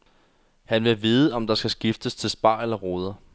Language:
Danish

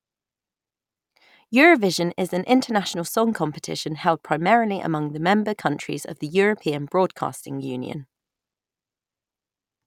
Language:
English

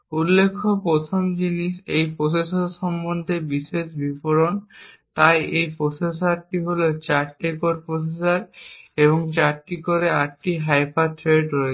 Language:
Bangla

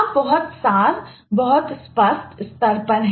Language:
Hindi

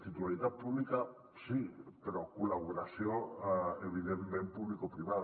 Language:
Catalan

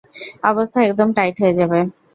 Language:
Bangla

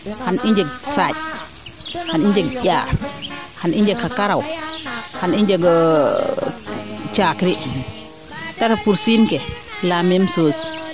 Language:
Serer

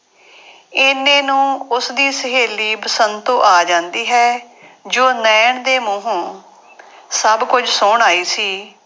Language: Punjabi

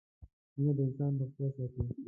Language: Pashto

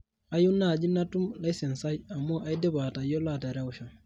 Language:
Masai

